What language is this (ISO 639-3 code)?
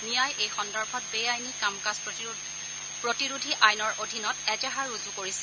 asm